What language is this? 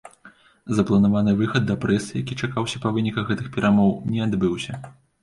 Belarusian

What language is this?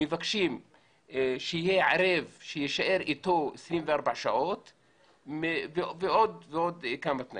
Hebrew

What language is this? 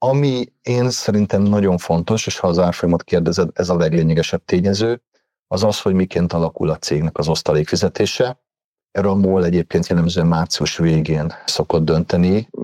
Hungarian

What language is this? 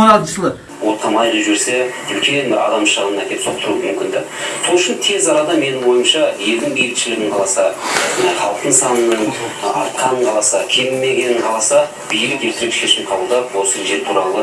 Kazakh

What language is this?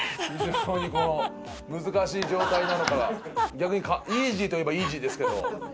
Japanese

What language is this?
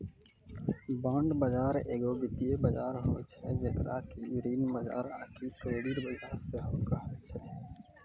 Maithili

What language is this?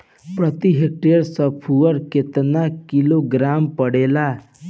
Bhojpuri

